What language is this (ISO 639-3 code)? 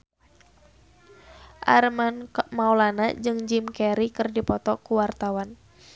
sun